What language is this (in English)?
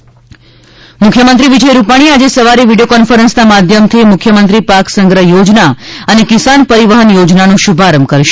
Gujarati